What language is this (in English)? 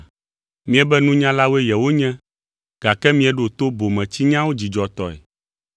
Ewe